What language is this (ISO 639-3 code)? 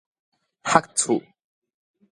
nan